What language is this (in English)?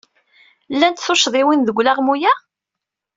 Kabyle